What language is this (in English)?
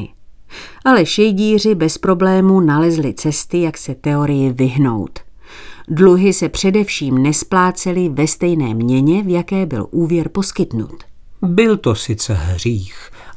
Czech